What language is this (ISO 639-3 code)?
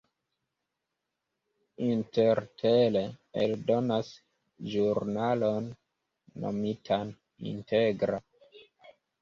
epo